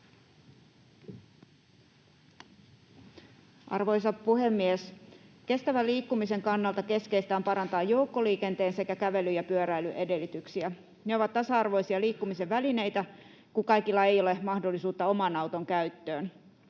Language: Finnish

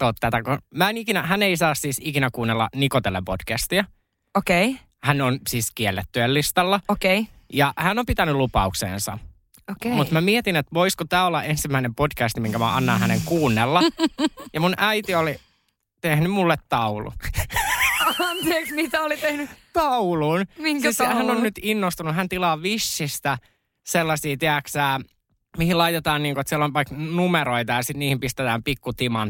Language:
Finnish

